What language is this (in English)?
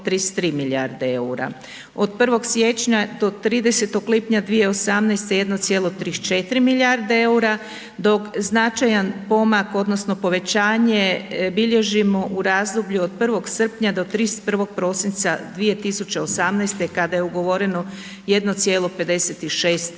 Croatian